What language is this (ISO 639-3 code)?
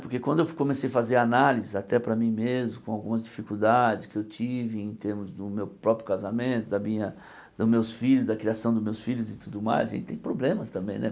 por